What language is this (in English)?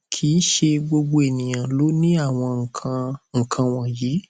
Yoruba